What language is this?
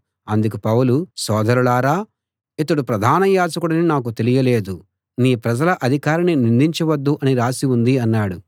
Telugu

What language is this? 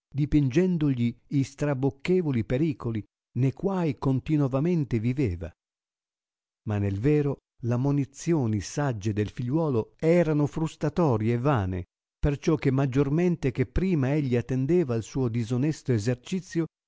Italian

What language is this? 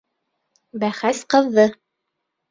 Bashkir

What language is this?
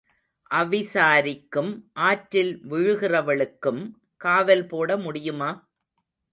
Tamil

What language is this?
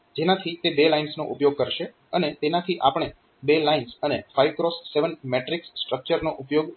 Gujarati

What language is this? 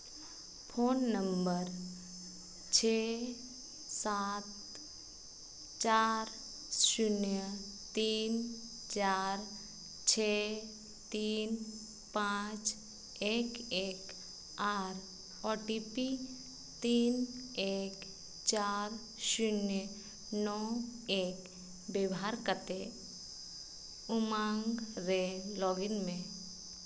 Santali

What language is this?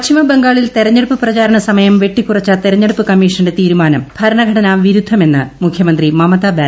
Malayalam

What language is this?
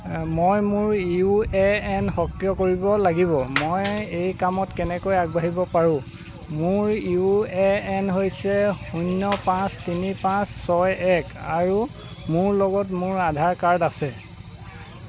Assamese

